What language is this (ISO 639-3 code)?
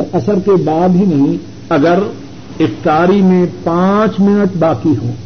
urd